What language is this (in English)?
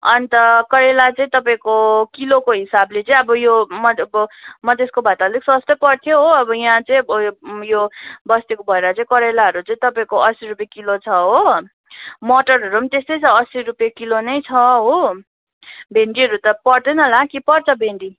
Nepali